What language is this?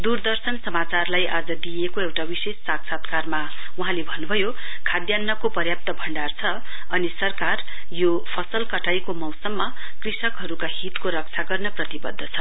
Nepali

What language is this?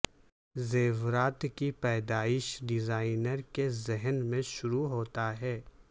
Urdu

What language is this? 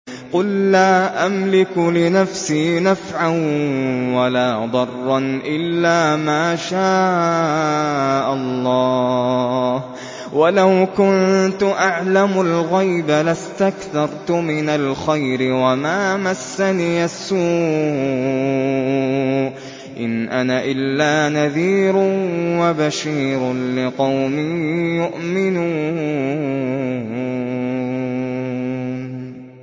Arabic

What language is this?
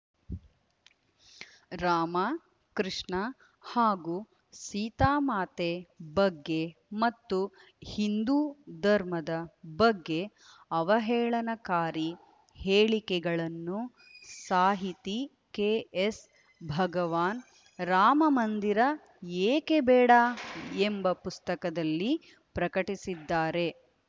Kannada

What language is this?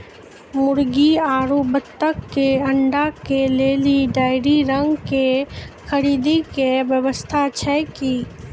Maithili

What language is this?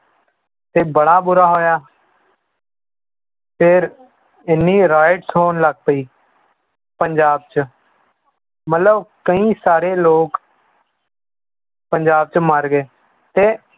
Punjabi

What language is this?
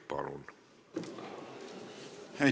Estonian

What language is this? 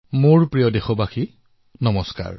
Assamese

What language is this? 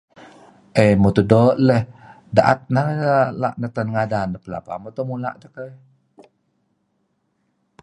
Kelabit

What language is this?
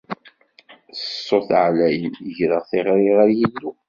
Kabyle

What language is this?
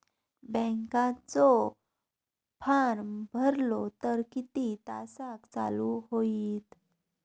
Marathi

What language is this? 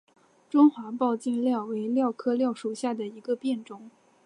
Chinese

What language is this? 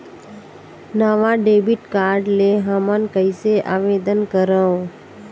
Chhattisgarhi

